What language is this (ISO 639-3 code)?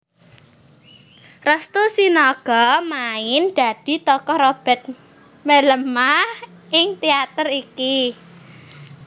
jav